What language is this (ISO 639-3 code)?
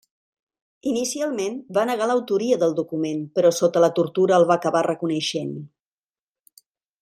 cat